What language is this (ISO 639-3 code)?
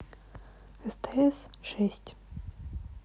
rus